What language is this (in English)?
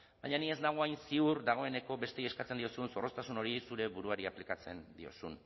Basque